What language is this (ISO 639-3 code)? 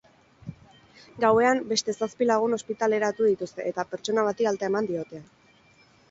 eus